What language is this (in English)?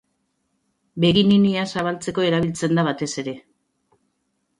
Basque